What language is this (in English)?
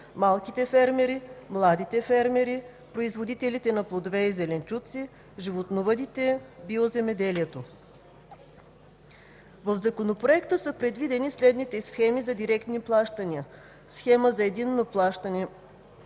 Bulgarian